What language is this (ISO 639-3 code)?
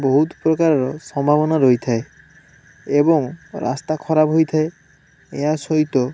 ori